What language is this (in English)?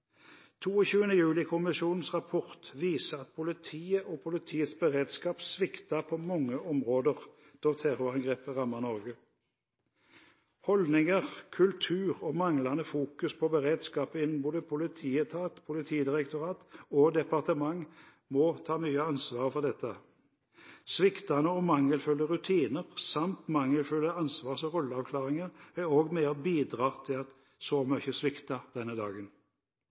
Norwegian Bokmål